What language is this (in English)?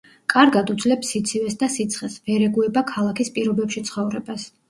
Georgian